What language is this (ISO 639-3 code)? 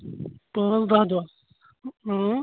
kas